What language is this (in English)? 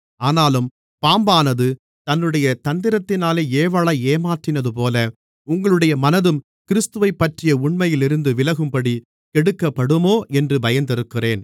Tamil